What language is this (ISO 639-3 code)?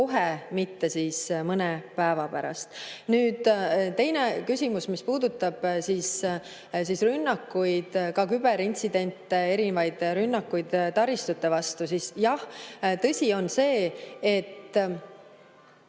est